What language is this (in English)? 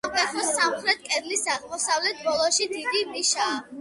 Georgian